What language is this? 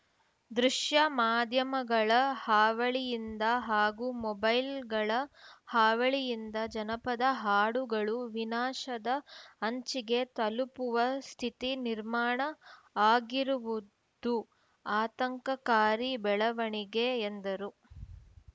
Kannada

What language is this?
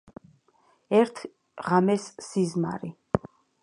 Georgian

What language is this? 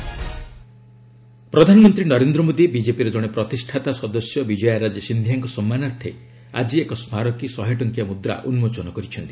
Odia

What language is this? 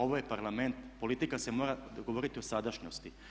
Croatian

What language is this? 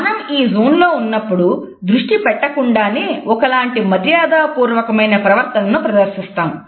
Telugu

